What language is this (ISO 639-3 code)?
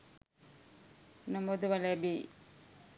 sin